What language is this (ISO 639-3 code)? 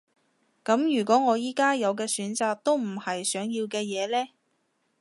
yue